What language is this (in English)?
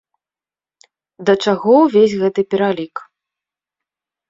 Belarusian